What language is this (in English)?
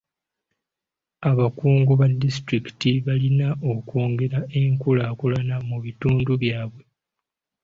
Ganda